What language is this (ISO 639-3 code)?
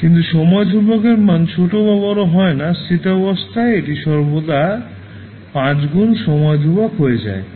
ben